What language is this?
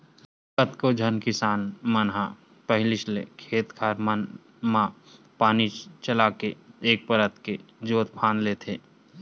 Chhattisgarhi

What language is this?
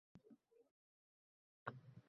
Uzbek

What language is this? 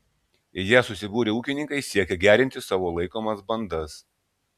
Lithuanian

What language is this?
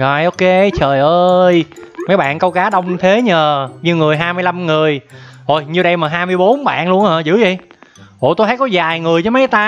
Vietnamese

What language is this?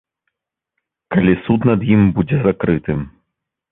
Belarusian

